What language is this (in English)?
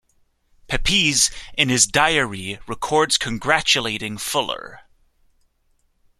English